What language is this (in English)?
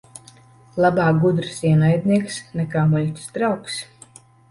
Latvian